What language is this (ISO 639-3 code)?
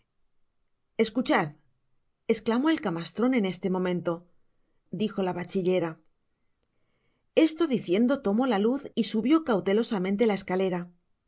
spa